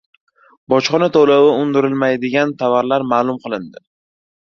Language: Uzbek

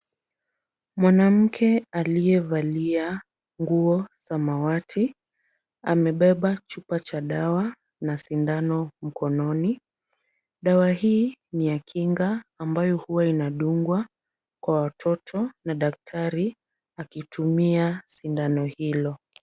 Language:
Swahili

